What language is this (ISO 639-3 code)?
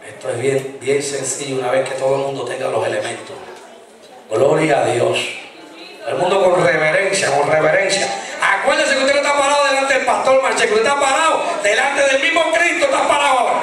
spa